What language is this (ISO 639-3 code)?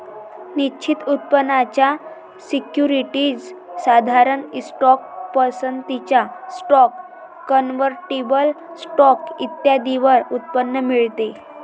mar